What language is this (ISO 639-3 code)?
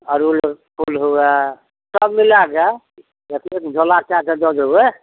mai